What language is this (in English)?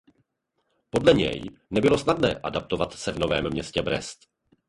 Czech